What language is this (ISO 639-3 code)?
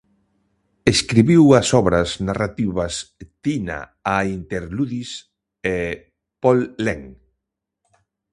glg